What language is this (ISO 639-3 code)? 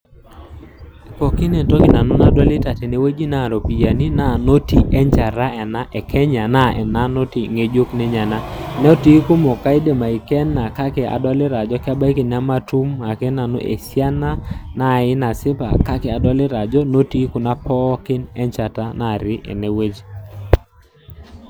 mas